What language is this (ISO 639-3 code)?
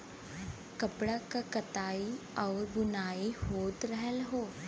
bho